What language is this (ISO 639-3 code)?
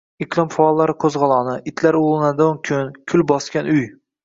uzb